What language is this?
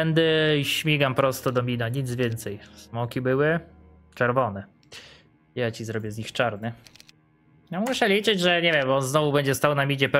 Polish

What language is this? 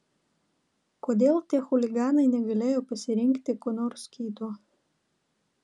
Lithuanian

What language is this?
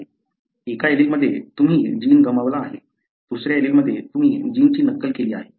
Marathi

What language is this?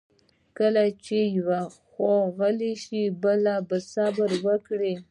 Pashto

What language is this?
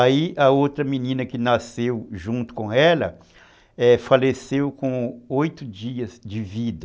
Portuguese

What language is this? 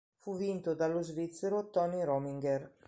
Italian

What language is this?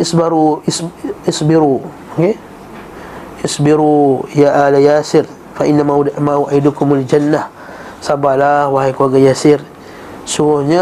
Malay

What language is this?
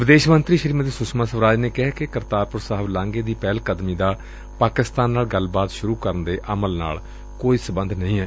Punjabi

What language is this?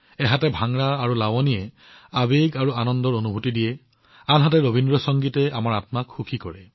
Assamese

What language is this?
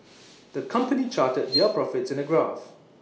English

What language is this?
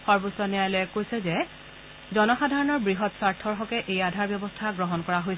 Assamese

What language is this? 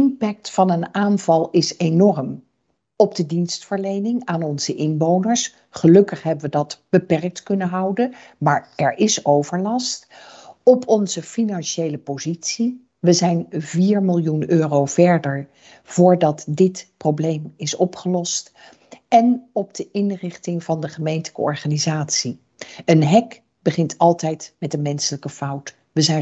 Dutch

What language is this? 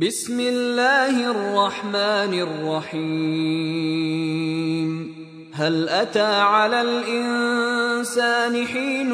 Filipino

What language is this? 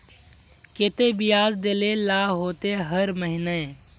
Magahi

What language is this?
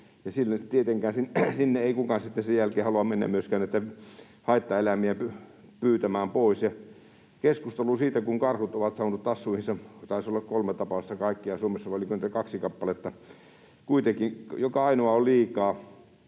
Finnish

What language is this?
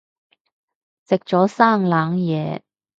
Cantonese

